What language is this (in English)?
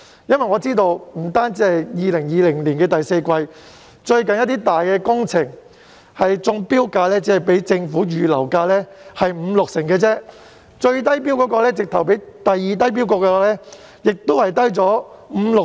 Cantonese